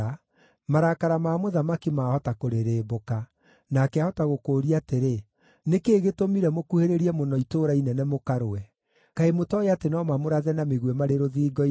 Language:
Kikuyu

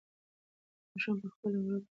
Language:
Pashto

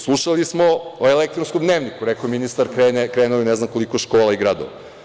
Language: Serbian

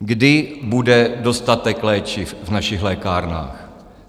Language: Czech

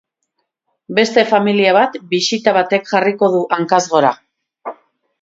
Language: Basque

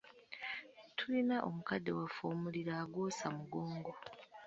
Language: Ganda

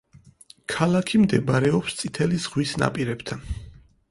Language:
Georgian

